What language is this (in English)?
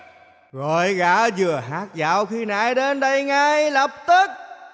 Vietnamese